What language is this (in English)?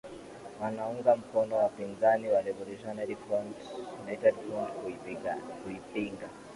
Swahili